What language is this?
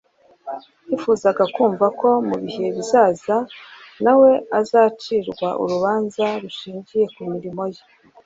Kinyarwanda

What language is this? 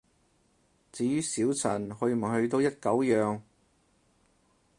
Cantonese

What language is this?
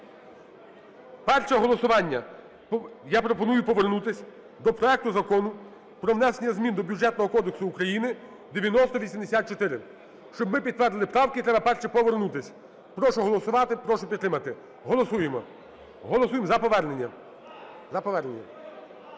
Ukrainian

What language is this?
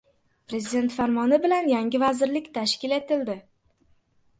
Uzbek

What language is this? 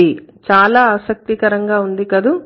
Telugu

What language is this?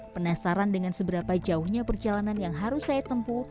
Indonesian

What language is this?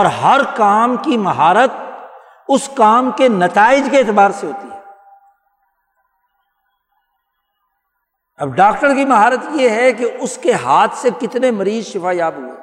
Urdu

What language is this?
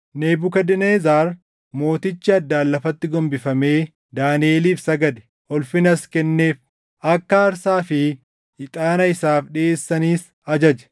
Oromo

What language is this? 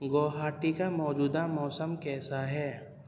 Urdu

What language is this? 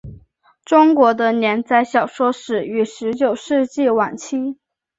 Chinese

